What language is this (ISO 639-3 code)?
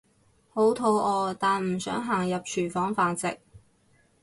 yue